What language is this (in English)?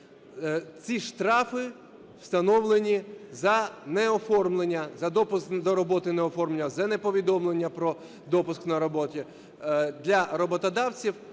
Ukrainian